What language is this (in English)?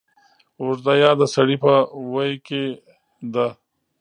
Pashto